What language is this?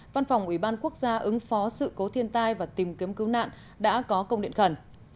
Vietnamese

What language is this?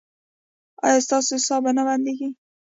Pashto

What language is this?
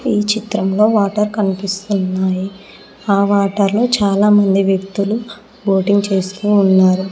Telugu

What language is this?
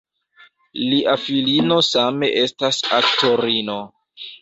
Esperanto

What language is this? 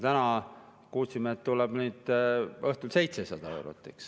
Estonian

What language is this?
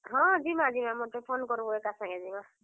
Odia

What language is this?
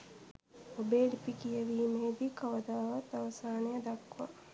Sinhala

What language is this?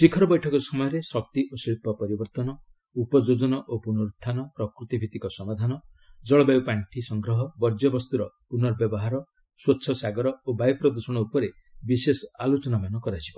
Odia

